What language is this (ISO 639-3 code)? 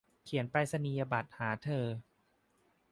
tha